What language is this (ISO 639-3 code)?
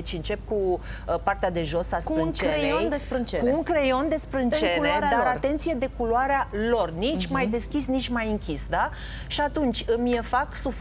ron